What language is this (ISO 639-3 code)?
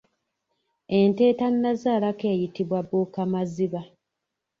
lug